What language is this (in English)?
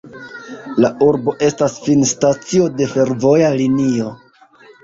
Esperanto